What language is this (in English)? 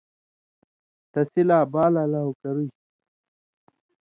Indus Kohistani